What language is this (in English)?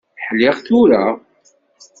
Kabyle